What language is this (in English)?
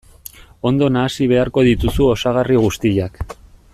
Basque